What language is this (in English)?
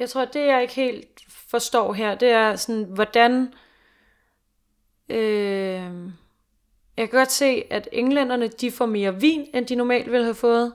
Danish